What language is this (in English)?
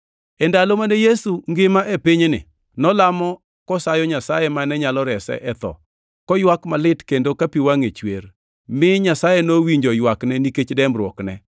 Luo (Kenya and Tanzania)